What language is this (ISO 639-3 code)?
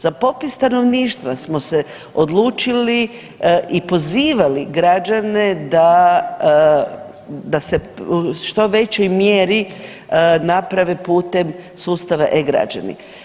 hrv